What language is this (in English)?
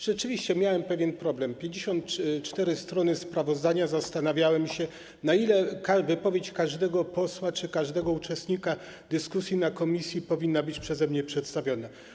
Polish